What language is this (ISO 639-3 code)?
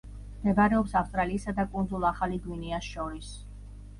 kat